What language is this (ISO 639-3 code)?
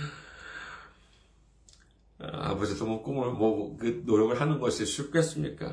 kor